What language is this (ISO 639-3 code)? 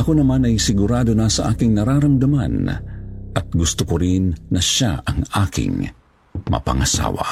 fil